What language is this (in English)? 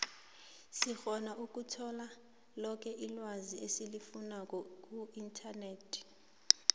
South Ndebele